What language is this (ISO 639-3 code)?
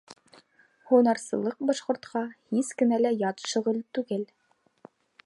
bak